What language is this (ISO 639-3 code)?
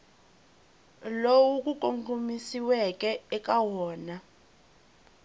tso